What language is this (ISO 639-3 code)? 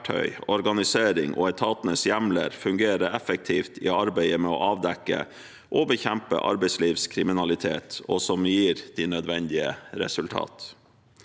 nor